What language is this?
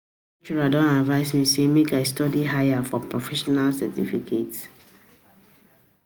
Nigerian Pidgin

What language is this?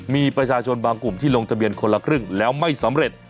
Thai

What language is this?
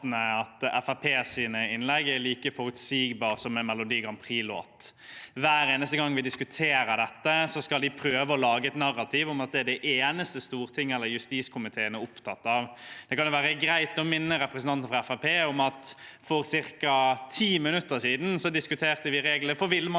Norwegian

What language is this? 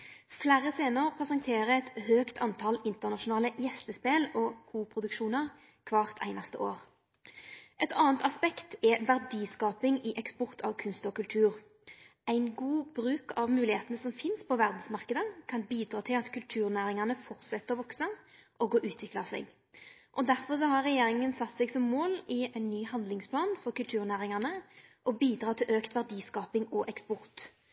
Norwegian Nynorsk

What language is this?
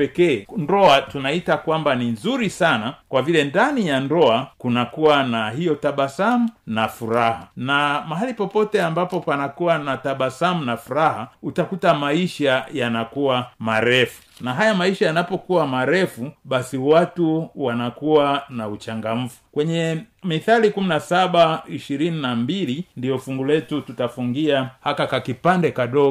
Swahili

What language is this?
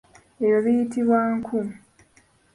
Ganda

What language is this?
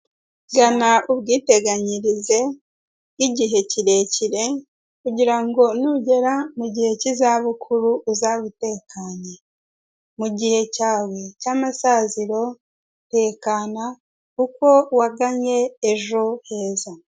Kinyarwanda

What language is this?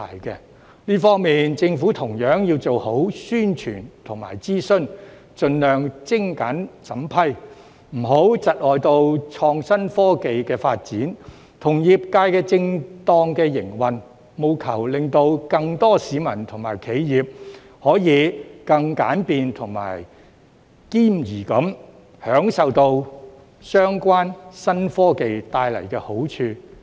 Cantonese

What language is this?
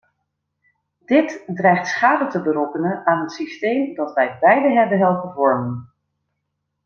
Dutch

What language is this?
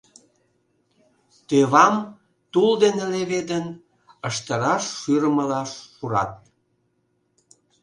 Mari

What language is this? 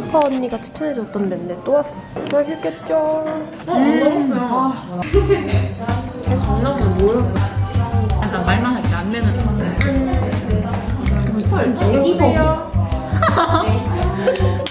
Korean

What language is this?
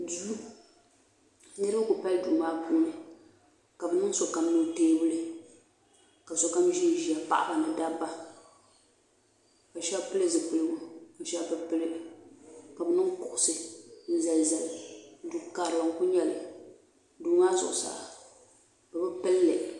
Dagbani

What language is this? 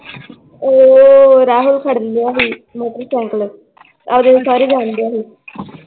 Punjabi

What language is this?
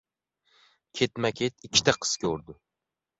Uzbek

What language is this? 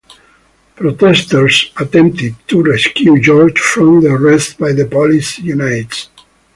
English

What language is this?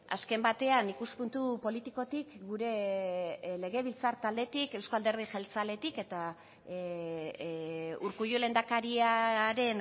Basque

